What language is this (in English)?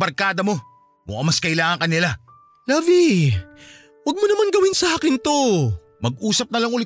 Filipino